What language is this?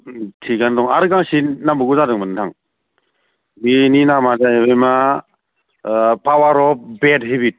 Bodo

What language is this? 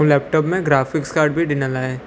Sindhi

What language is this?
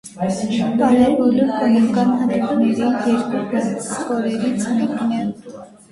Armenian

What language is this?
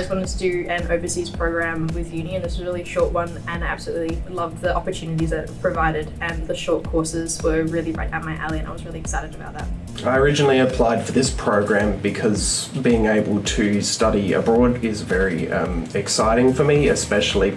English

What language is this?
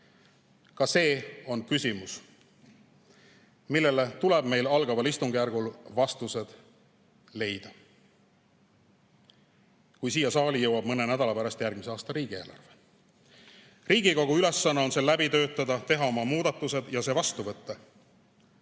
Estonian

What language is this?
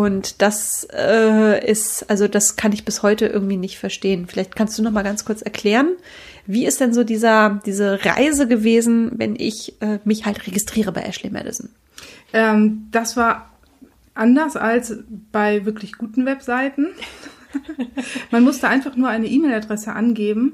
German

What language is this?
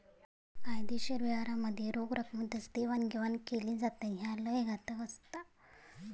Marathi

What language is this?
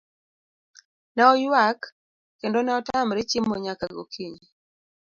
Luo (Kenya and Tanzania)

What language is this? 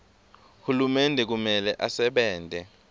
Swati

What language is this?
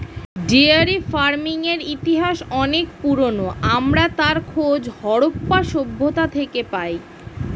Bangla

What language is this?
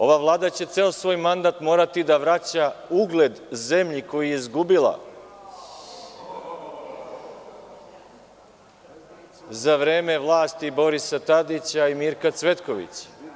Serbian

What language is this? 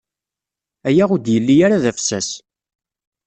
Kabyle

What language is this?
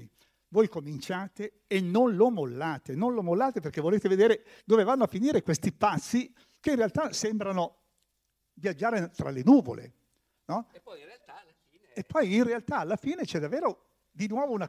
Italian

